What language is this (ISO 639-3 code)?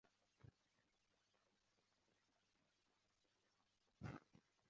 swa